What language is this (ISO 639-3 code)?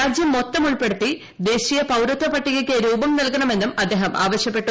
mal